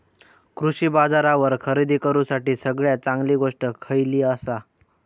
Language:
Marathi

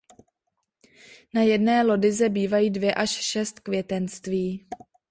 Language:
Czech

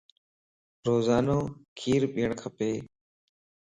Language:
Lasi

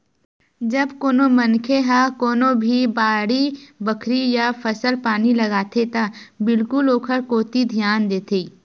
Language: Chhattisgarhi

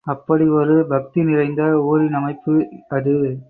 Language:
Tamil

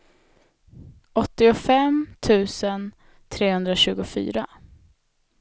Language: Swedish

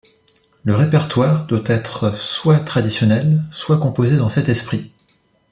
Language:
French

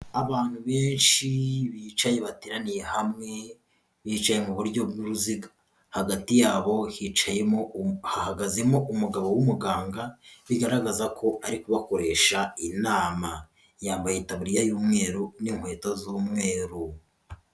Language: Kinyarwanda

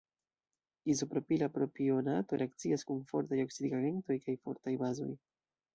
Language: Esperanto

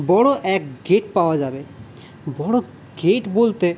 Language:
Bangla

